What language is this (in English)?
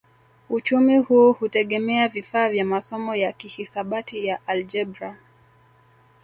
Swahili